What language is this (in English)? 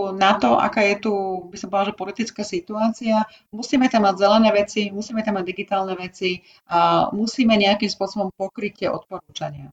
Slovak